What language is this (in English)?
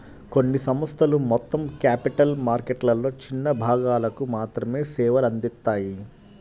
Telugu